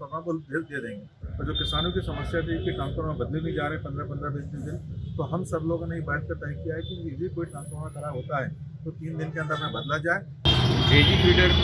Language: Hindi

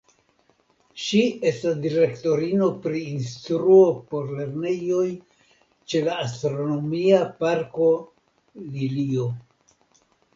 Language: Esperanto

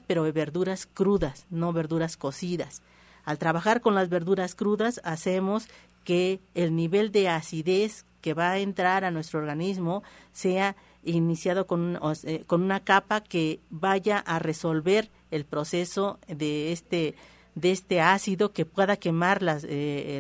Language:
Spanish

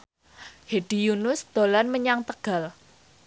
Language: Javanese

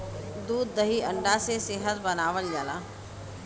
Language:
Bhojpuri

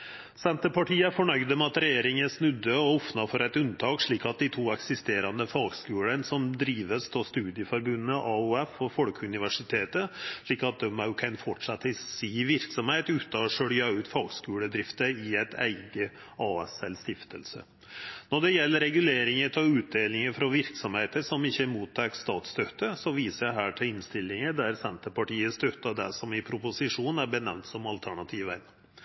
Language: Norwegian Nynorsk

